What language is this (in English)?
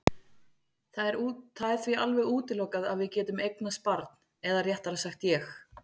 Icelandic